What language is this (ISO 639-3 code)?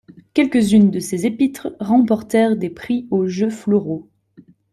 fra